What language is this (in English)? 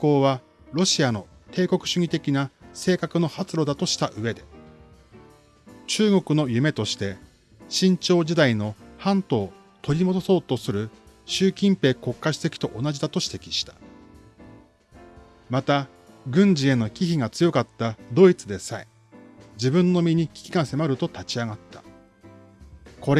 Japanese